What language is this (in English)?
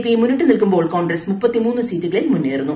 Malayalam